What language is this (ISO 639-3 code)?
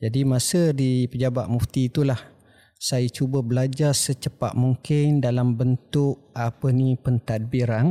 msa